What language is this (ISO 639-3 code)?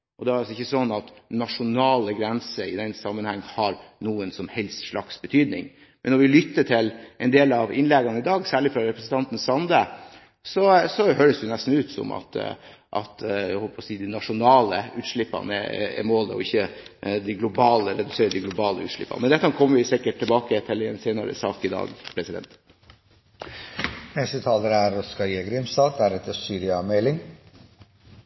nor